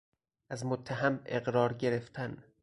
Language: Persian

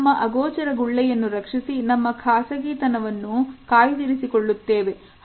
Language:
Kannada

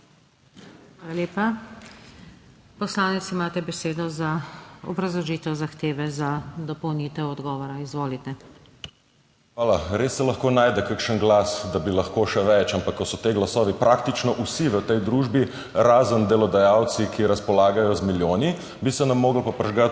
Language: Slovenian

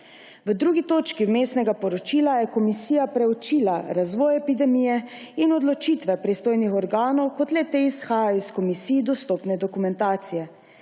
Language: Slovenian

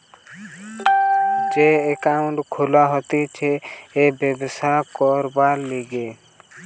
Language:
Bangla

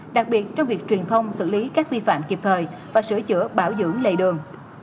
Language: Vietnamese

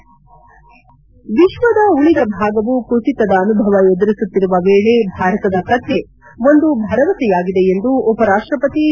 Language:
Kannada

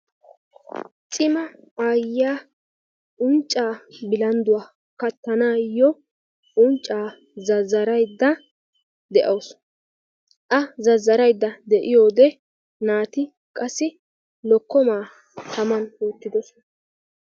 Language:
Wolaytta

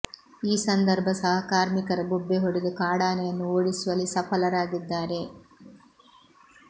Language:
Kannada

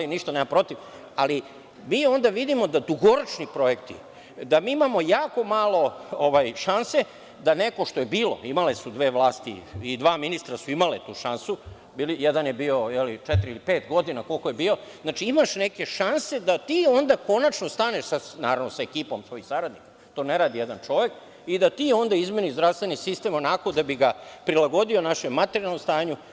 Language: Serbian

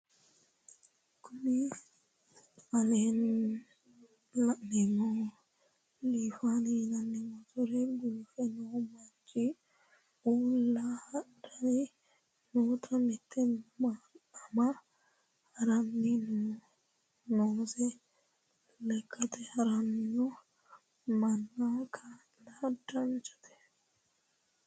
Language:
Sidamo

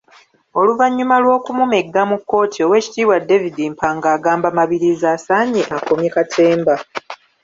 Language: Ganda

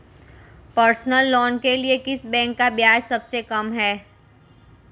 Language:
Hindi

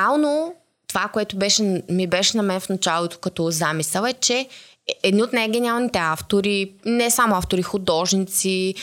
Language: Bulgarian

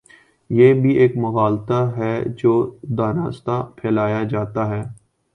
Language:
Urdu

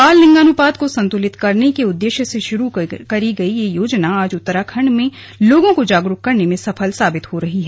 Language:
Hindi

